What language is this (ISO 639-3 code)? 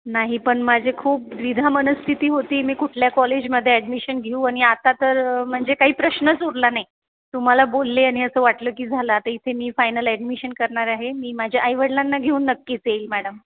mar